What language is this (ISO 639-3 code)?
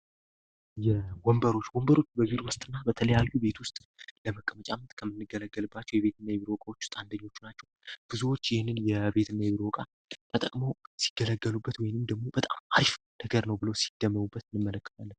amh